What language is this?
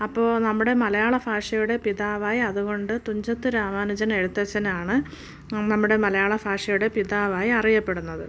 Malayalam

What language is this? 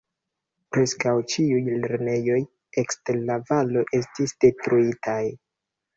Esperanto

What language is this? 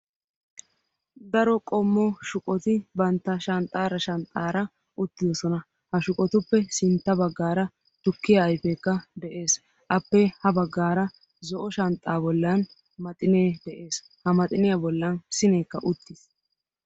Wolaytta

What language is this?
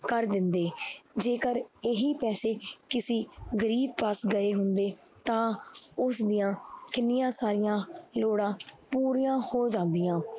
Punjabi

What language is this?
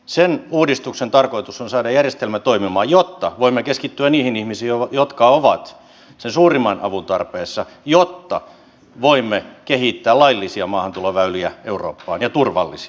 Finnish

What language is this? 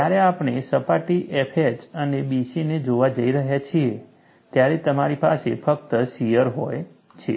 Gujarati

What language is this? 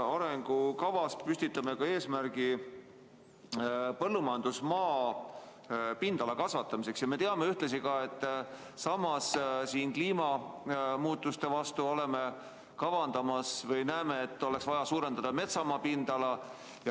Estonian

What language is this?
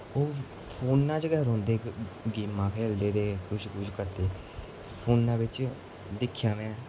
Dogri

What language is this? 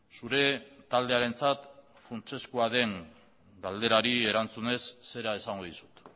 Basque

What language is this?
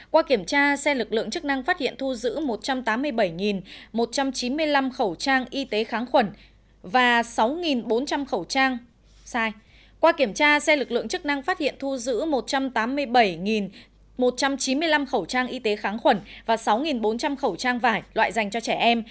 Vietnamese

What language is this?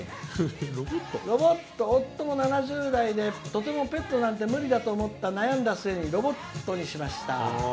Japanese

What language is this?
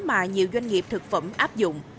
Vietnamese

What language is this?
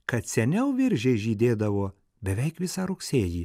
Lithuanian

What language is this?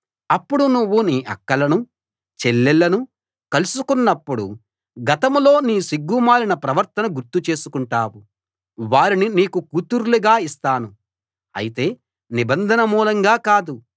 Telugu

